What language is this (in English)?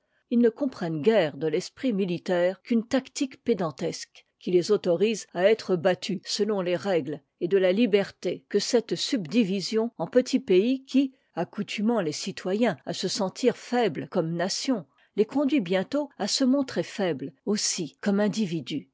French